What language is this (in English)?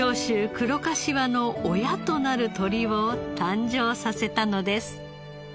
Japanese